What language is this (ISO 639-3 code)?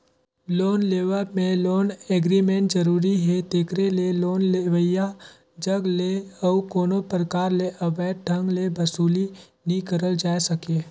hne